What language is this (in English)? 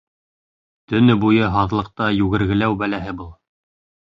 Bashkir